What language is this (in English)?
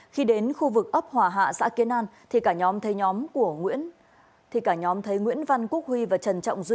Vietnamese